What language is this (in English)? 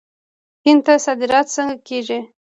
Pashto